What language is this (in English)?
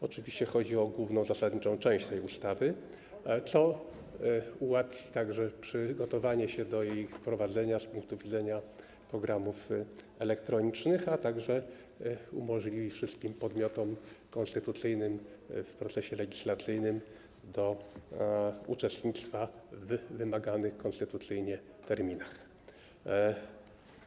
Polish